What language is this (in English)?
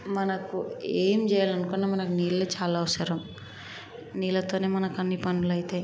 Telugu